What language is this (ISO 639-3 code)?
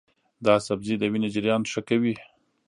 pus